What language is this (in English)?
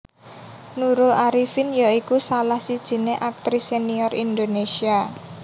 Javanese